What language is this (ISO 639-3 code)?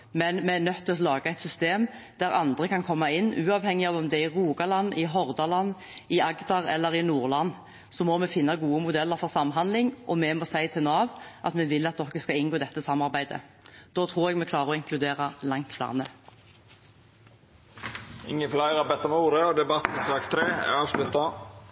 nor